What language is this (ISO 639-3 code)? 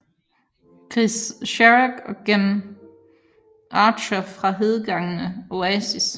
dan